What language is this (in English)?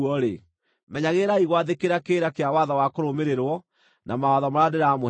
Kikuyu